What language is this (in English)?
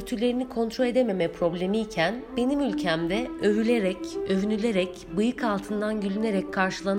Turkish